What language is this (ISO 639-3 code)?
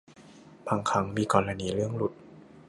tha